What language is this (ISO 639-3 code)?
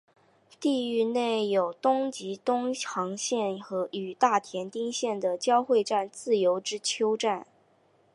zho